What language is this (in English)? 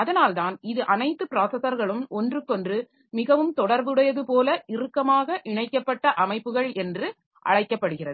Tamil